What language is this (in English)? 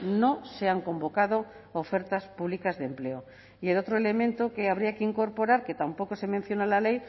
Spanish